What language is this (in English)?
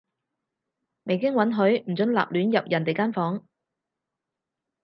Cantonese